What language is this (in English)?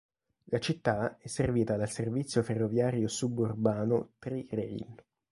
Italian